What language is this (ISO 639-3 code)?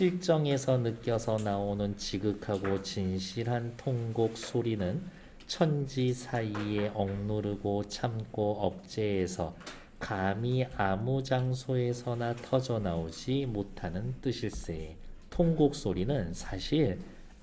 kor